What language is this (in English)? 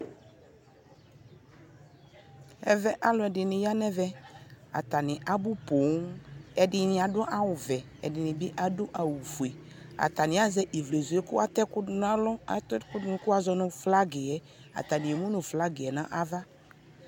Ikposo